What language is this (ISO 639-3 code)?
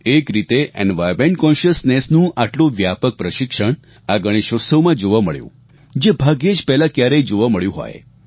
guj